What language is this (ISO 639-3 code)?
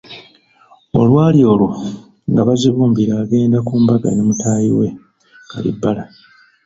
lug